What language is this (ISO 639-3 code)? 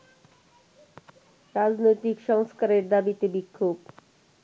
ben